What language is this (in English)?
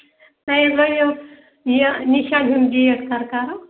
Kashmiri